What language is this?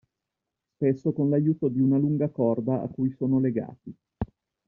Italian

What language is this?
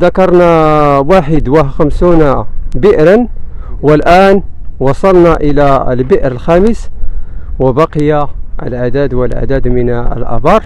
Arabic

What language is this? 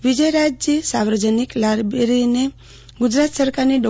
Gujarati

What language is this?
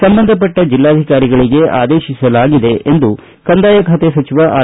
Kannada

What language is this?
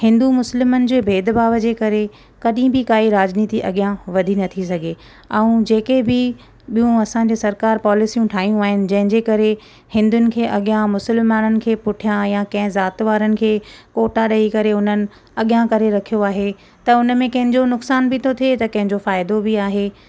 Sindhi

